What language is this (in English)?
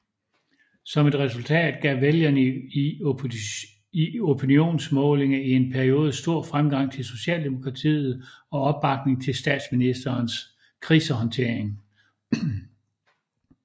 Danish